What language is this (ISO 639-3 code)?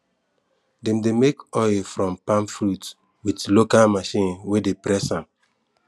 pcm